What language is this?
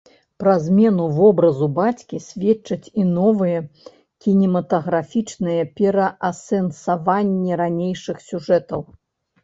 Belarusian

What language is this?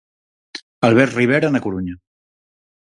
Galician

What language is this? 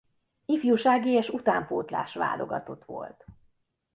Hungarian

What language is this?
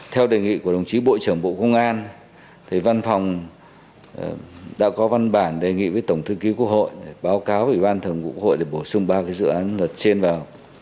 Vietnamese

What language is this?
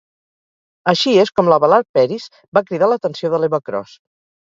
Catalan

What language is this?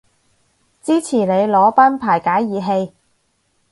Cantonese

